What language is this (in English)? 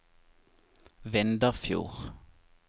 Norwegian